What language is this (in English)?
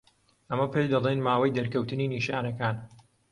Central Kurdish